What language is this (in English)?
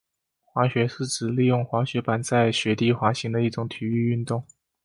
Chinese